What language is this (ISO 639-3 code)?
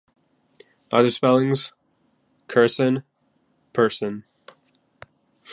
eng